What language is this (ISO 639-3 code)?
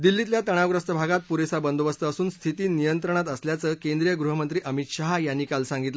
mar